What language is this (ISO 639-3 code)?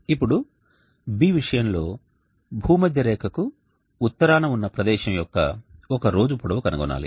tel